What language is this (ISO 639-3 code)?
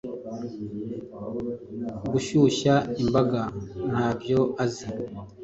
kin